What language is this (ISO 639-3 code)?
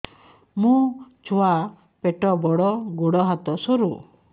ori